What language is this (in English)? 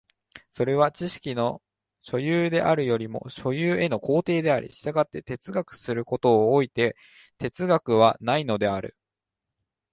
Japanese